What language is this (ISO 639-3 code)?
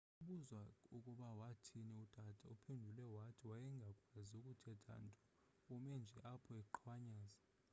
xho